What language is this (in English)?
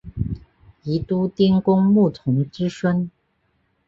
Chinese